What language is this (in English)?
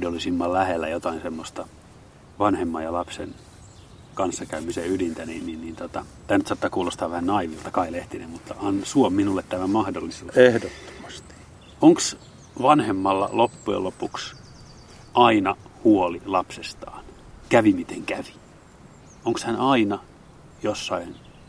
Finnish